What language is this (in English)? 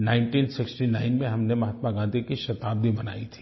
Hindi